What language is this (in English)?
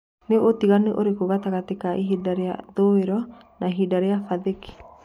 Kikuyu